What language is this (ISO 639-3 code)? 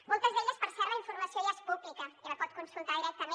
cat